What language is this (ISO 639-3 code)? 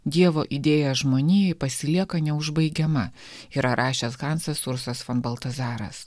lit